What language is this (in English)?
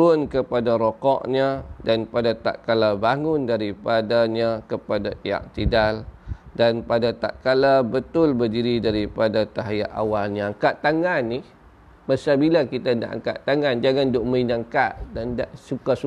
Malay